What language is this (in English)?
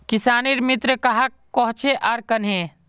Magahi